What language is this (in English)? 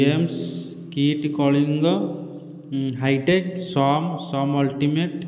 Odia